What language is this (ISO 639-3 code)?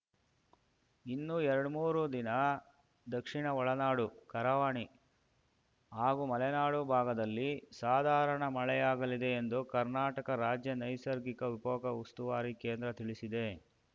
kan